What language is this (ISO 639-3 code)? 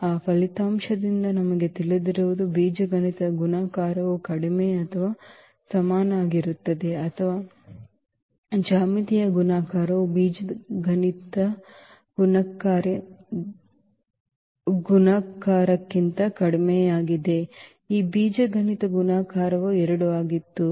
kan